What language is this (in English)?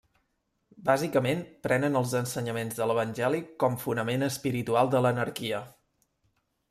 Catalan